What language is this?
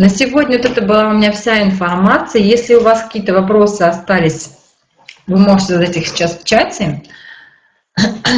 Russian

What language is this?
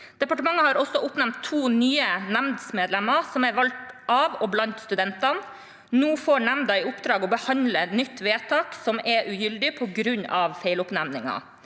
Norwegian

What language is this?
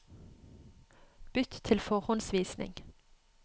Norwegian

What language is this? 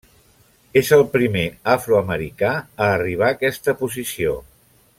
Catalan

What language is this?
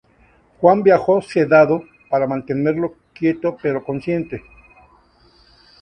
Spanish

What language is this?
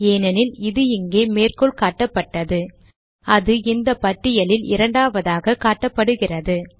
Tamil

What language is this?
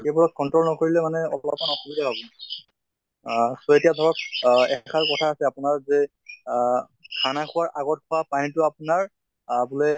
Assamese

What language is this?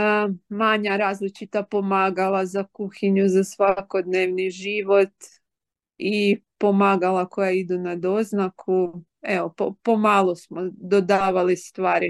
Croatian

